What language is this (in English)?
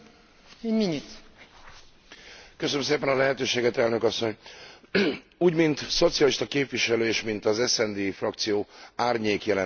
Hungarian